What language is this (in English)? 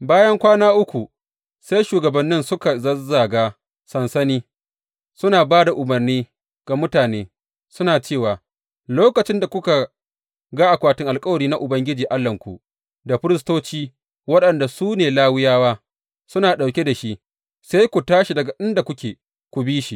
Hausa